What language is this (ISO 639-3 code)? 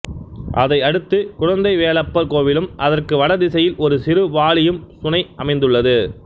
tam